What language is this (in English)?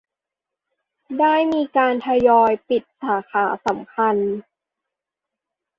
Thai